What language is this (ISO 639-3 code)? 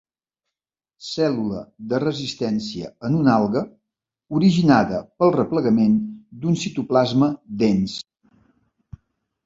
cat